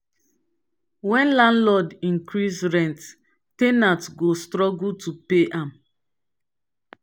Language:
Nigerian Pidgin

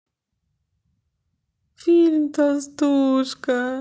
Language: Russian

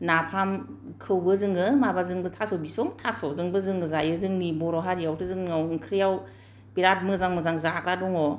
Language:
Bodo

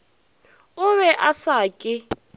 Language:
Northern Sotho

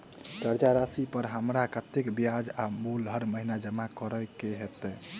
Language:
Maithili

